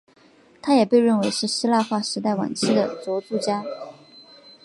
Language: Chinese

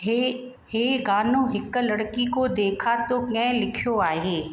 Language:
Sindhi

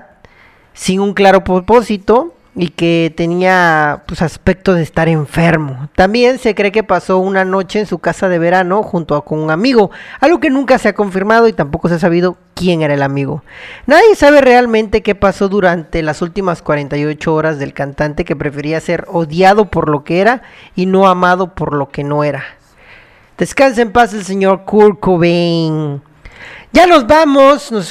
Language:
Spanish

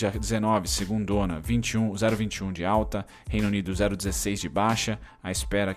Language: Portuguese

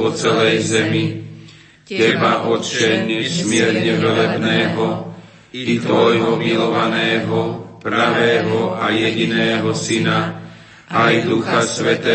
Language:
Slovak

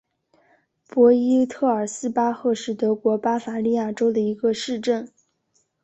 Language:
Chinese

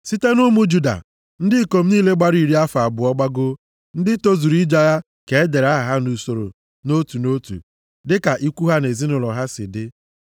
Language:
Igbo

